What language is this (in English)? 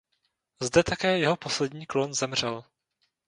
Czech